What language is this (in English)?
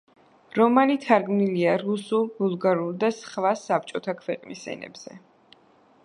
Georgian